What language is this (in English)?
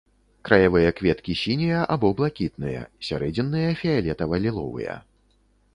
Belarusian